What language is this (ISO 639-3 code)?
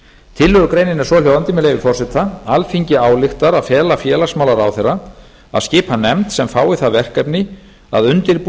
isl